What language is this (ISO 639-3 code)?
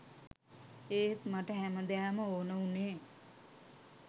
sin